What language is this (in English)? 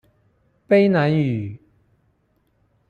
Chinese